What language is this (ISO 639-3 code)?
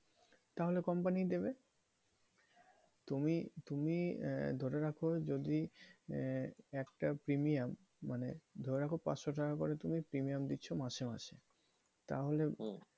ben